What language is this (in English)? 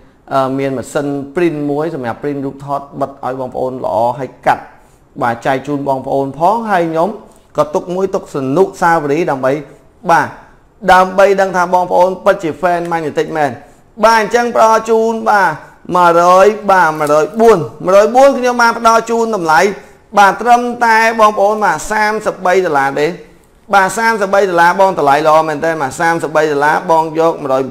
Vietnamese